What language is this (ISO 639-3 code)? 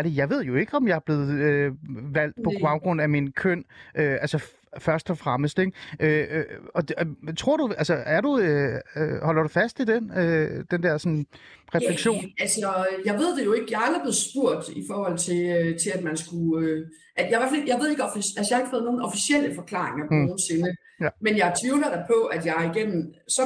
dan